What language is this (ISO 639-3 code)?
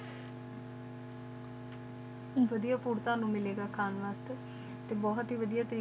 pan